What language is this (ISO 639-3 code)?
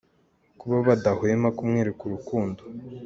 kin